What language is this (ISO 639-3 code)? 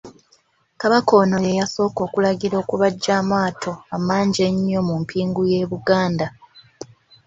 lug